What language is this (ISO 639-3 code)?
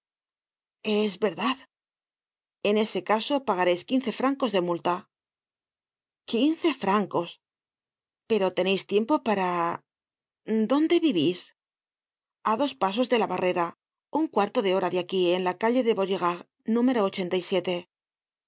spa